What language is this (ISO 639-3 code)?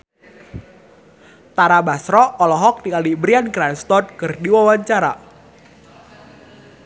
sun